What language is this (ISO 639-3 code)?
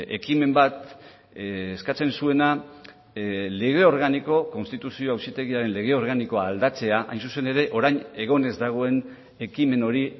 eus